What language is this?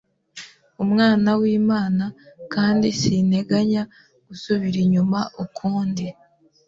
Kinyarwanda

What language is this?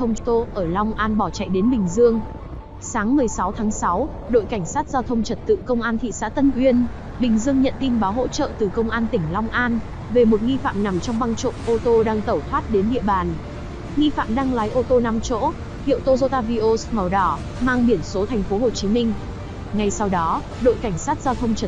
Vietnamese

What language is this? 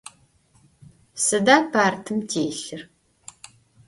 Adyghe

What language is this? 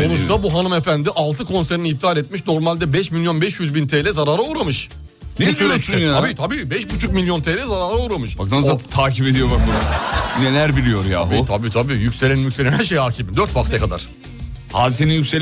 Turkish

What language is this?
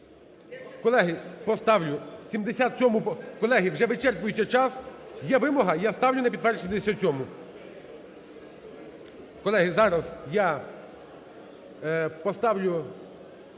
Ukrainian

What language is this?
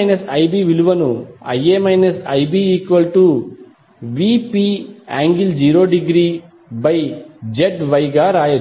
Telugu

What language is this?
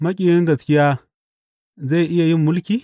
Hausa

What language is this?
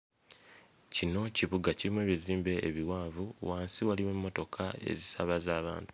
Ganda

